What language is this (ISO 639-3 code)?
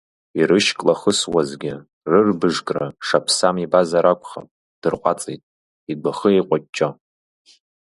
abk